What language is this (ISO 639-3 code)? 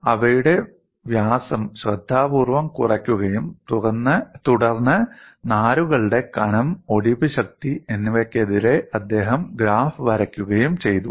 mal